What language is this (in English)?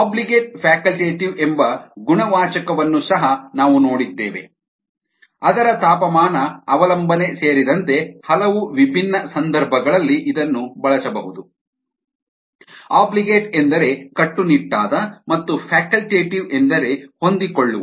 Kannada